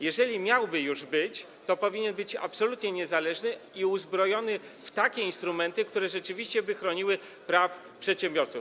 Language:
Polish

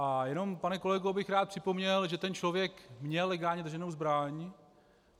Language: Czech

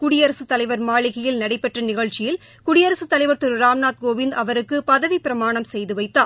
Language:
Tamil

